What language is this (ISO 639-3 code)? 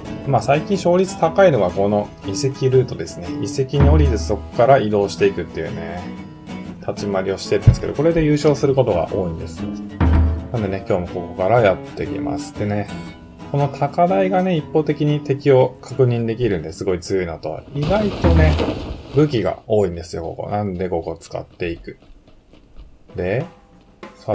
jpn